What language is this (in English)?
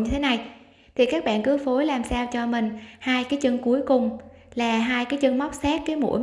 Vietnamese